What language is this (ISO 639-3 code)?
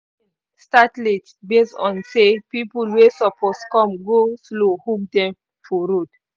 pcm